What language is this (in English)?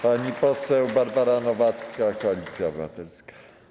Polish